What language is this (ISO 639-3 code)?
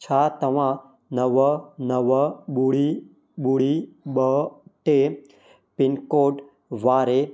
snd